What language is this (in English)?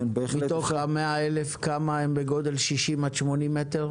Hebrew